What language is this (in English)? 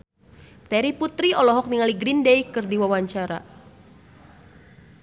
Sundanese